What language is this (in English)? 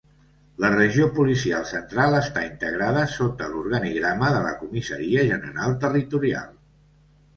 Catalan